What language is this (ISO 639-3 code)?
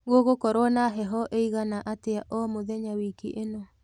kik